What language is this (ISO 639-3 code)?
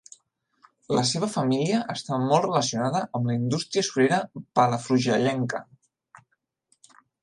cat